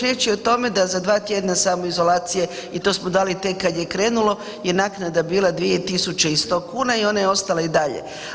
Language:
Croatian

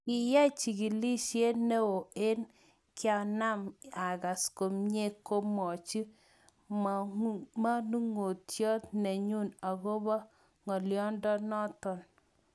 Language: Kalenjin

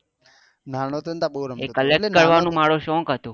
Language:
Gujarati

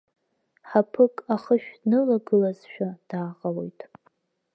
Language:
Abkhazian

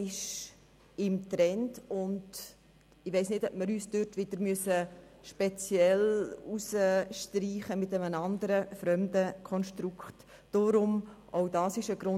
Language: Swiss German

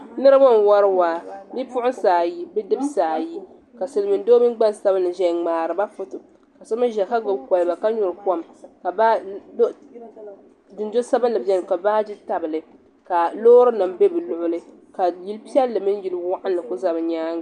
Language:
Dagbani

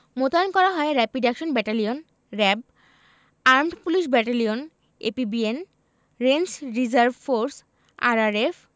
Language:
Bangla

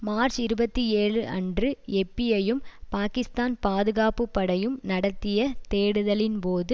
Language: Tamil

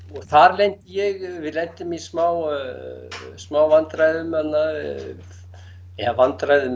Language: Icelandic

